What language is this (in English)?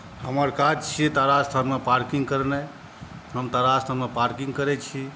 Maithili